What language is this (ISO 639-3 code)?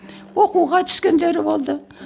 kaz